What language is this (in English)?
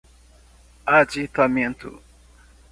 Portuguese